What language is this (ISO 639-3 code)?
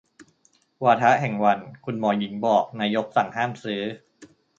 tha